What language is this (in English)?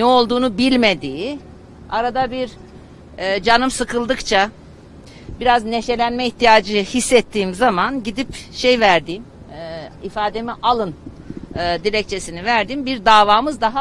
Turkish